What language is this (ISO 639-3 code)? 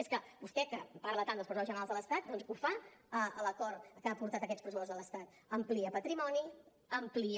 cat